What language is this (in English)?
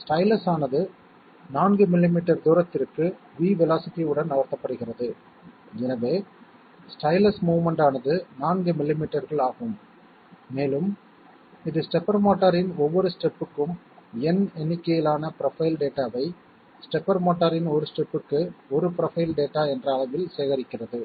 Tamil